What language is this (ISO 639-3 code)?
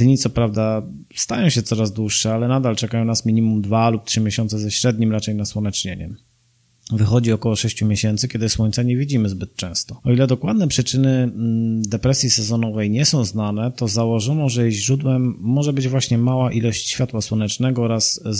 pol